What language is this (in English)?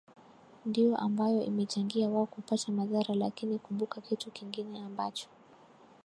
Swahili